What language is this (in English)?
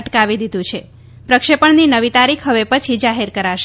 Gujarati